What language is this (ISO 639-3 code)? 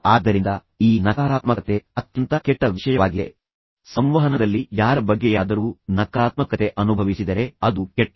kan